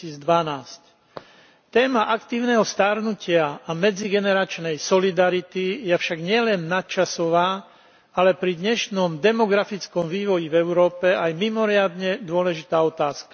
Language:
Slovak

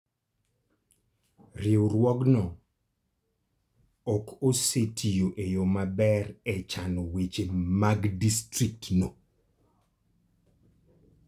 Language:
Luo (Kenya and Tanzania)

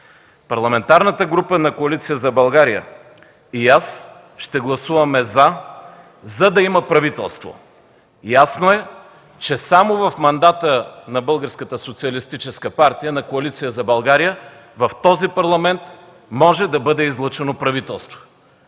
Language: Bulgarian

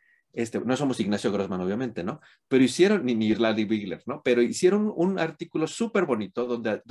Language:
Spanish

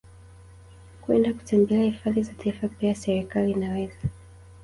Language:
Swahili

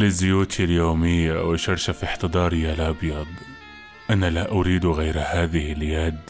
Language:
Arabic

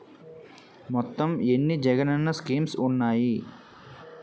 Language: Telugu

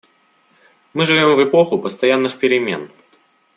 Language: Russian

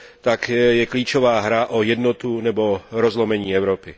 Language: Czech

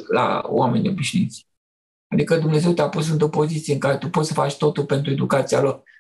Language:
Romanian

